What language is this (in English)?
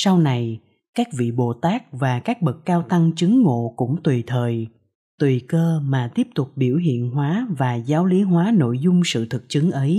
Vietnamese